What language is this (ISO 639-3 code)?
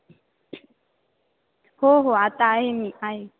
mar